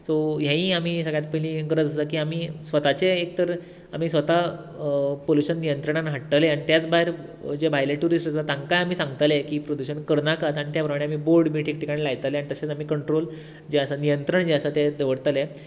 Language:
Konkani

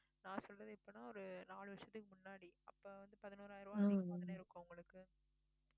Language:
Tamil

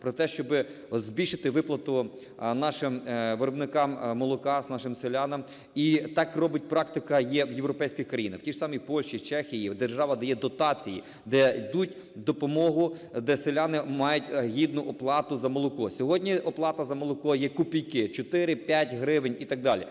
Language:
Ukrainian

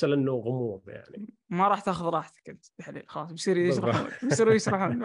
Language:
Arabic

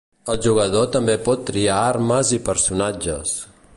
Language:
Catalan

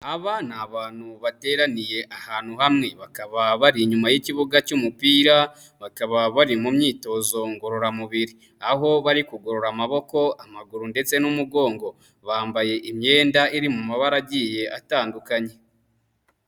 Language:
Kinyarwanda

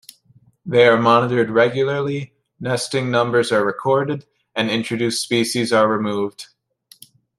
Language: English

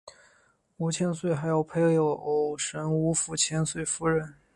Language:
Chinese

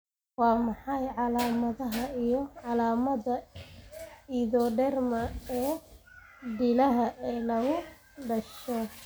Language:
Somali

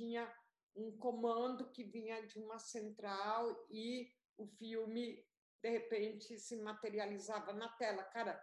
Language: Portuguese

